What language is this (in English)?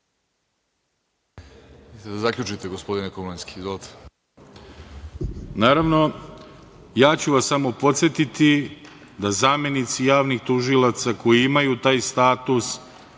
Serbian